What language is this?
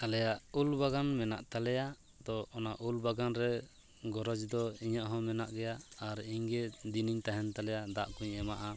Santali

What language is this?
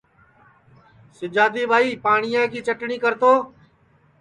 Sansi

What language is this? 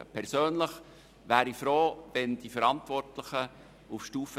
Swiss German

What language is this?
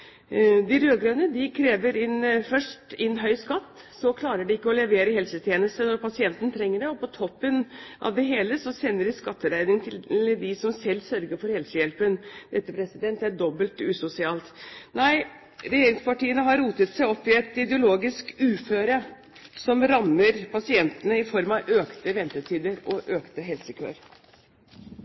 Norwegian Bokmål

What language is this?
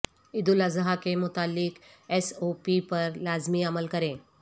Urdu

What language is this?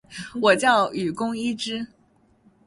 Chinese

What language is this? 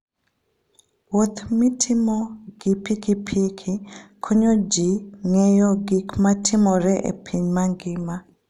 Luo (Kenya and Tanzania)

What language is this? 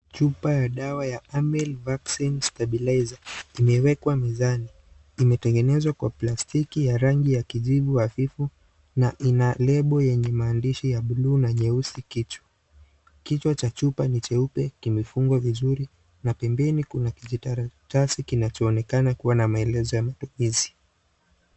Swahili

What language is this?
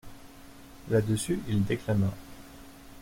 French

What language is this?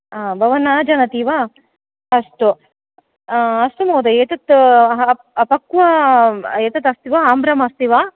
Sanskrit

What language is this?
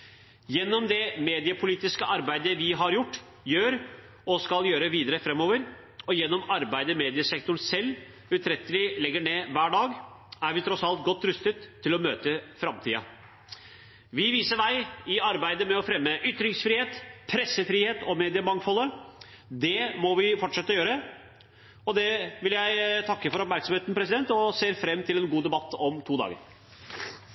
Norwegian Bokmål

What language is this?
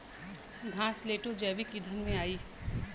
Bhojpuri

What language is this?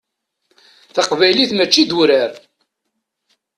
Kabyle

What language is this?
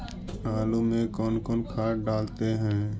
Magahi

